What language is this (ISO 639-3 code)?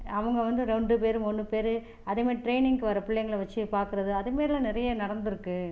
tam